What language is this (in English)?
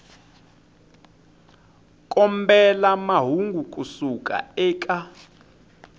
Tsonga